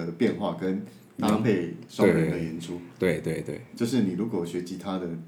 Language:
Chinese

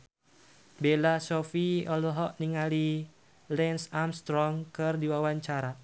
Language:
Sundanese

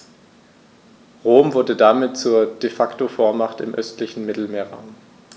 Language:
German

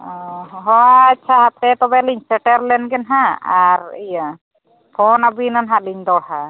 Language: Santali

